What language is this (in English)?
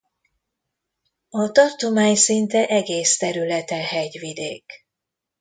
Hungarian